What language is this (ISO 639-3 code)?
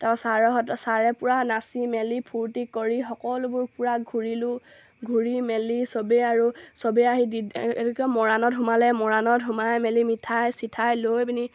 asm